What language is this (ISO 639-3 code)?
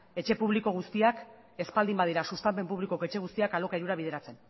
eus